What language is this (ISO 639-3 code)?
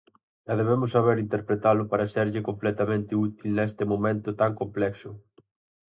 glg